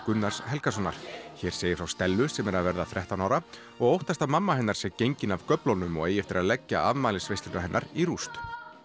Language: Icelandic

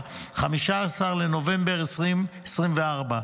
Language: Hebrew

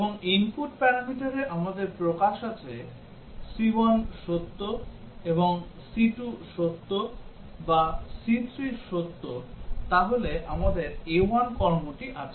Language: Bangla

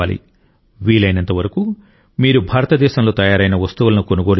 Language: Telugu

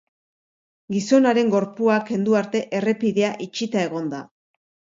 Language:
Basque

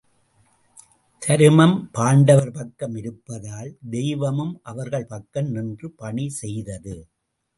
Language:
Tamil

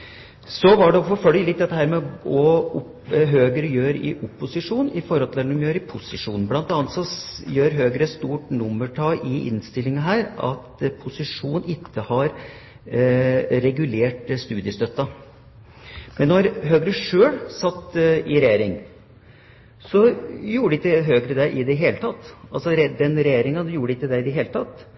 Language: Norwegian Bokmål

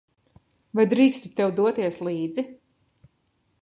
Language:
Latvian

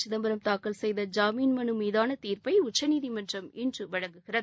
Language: Tamil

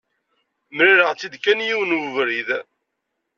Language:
Kabyle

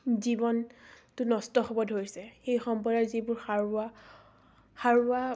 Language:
Assamese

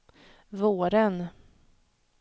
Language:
Swedish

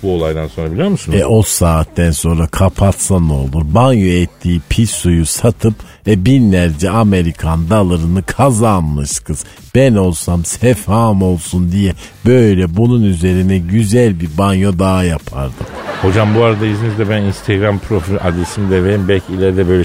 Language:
Turkish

